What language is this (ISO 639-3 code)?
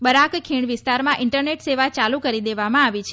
guj